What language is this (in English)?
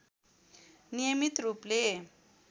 Nepali